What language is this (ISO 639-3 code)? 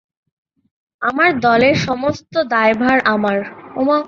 ben